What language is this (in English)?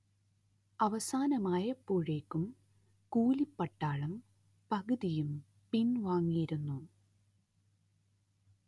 Malayalam